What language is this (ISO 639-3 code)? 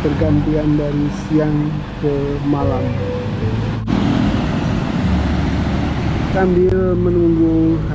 ind